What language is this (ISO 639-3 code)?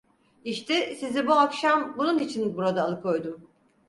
tur